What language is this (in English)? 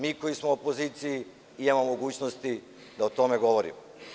Serbian